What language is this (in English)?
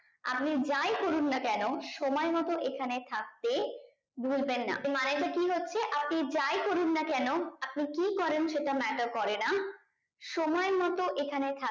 Bangla